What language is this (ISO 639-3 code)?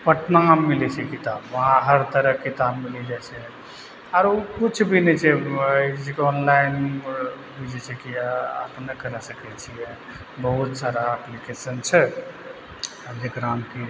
mai